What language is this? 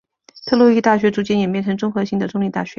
Chinese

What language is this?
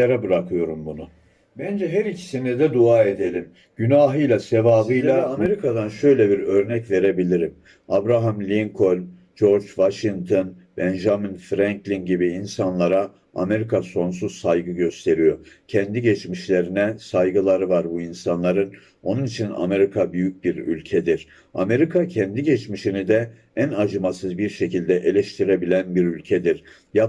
Turkish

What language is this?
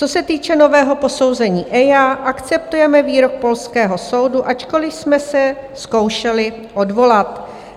Czech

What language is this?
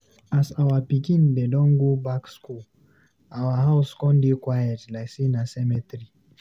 Nigerian Pidgin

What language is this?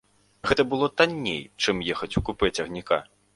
Belarusian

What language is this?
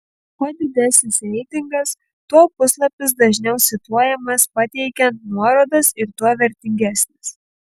Lithuanian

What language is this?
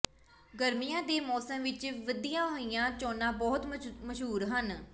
Punjabi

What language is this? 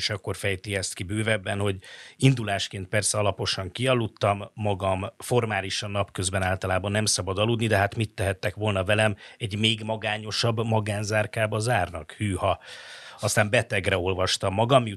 Hungarian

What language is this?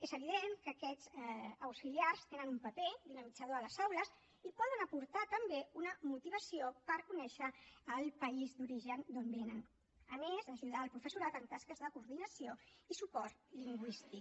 Catalan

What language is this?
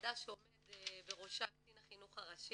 Hebrew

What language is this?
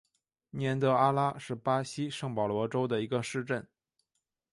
Chinese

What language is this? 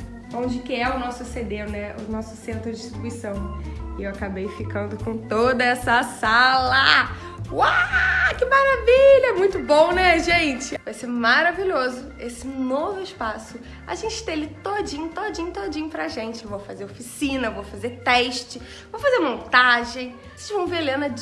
Portuguese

